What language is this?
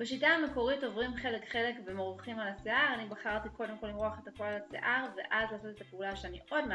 Hebrew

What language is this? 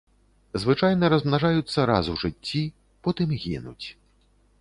Belarusian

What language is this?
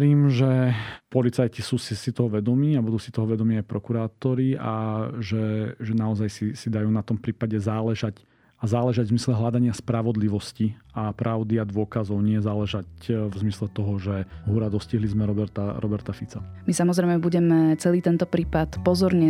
Slovak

